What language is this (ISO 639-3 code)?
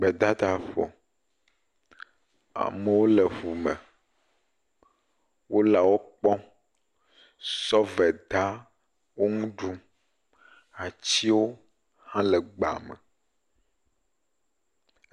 ewe